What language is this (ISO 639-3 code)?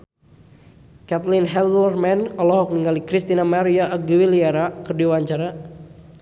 sun